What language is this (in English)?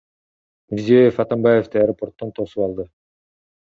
Kyrgyz